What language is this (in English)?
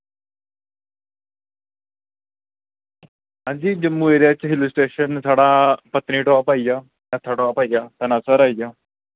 Dogri